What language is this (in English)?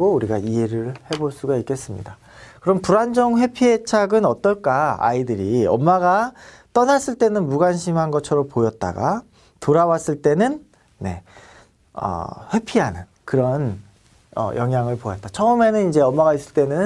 Korean